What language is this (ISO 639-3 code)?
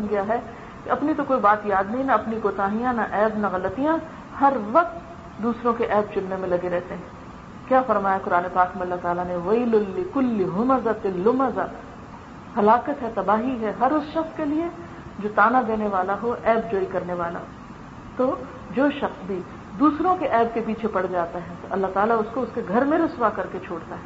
urd